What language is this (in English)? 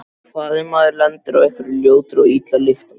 Icelandic